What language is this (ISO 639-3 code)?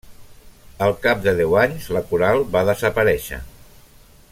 cat